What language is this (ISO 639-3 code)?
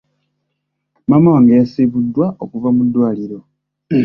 lug